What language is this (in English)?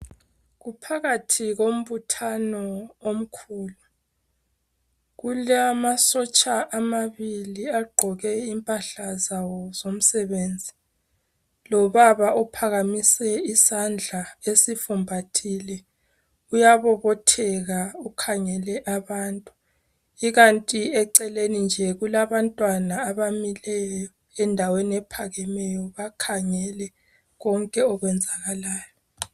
North Ndebele